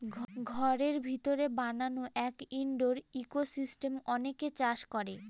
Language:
Bangla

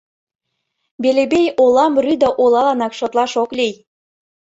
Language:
Mari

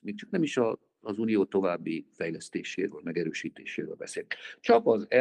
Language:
Hungarian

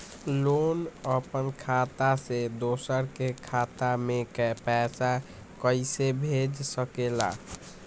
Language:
Magahi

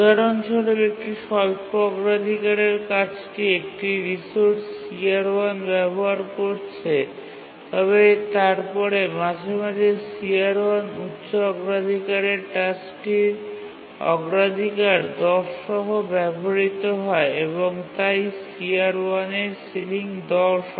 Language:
Bangla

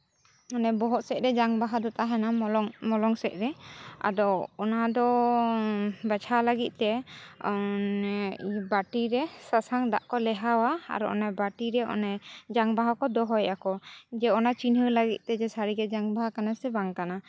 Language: Santali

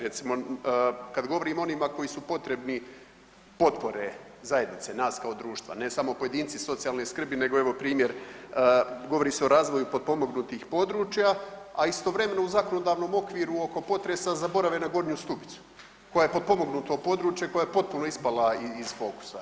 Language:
Croatian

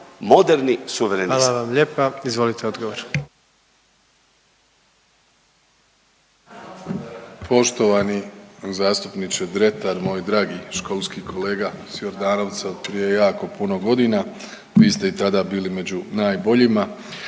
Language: Croatian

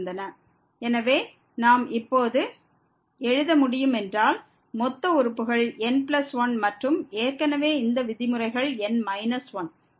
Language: Tamil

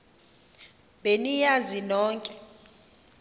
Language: Xhosa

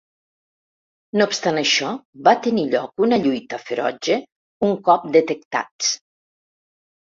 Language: Catalan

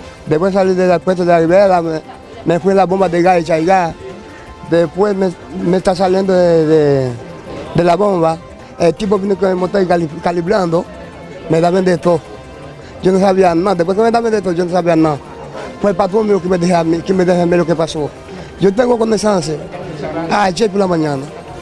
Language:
Spanish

